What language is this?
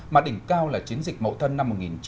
Vietnamese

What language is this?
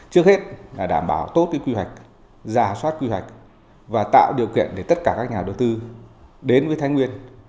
Vietnamese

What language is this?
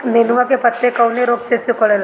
Bhojpuri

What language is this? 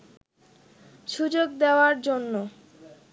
Bangla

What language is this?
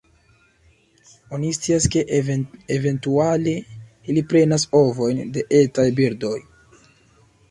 Esperanto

